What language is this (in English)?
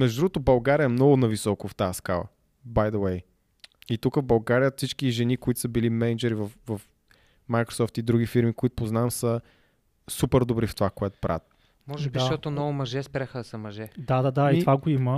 Bulgarian